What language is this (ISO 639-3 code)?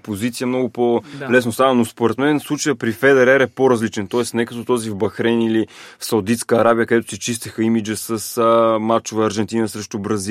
bul